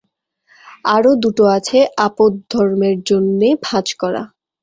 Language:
Bangla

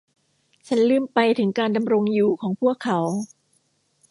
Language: Thai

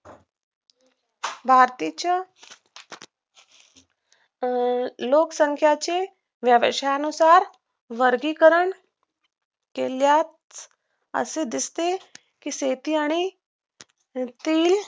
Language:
Marathi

